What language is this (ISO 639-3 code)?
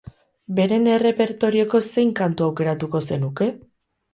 eus